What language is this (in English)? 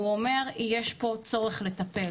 Hebrew